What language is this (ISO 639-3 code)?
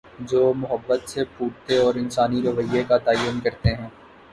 urd